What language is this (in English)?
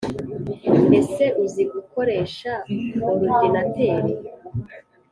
Kinyarwanda